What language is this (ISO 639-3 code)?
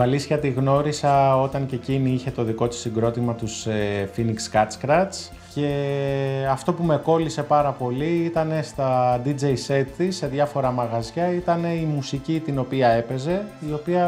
ell